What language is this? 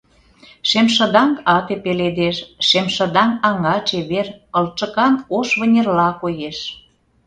Mari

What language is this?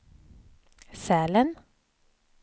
Swedish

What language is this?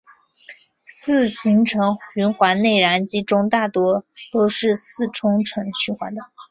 Chinese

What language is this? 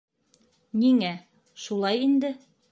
Bashkir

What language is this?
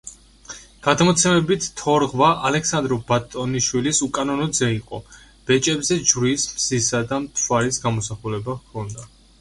Georgian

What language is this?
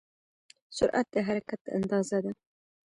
Pashto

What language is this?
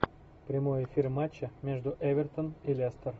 Russian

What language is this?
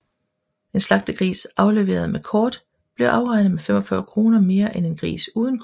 Danish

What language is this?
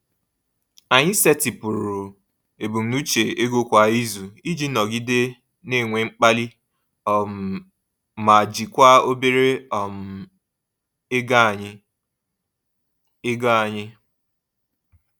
Igbo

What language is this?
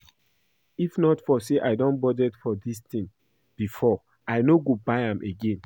Nigerian Pidgin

